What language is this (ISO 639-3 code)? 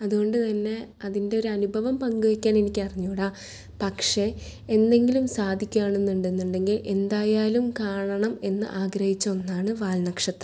mal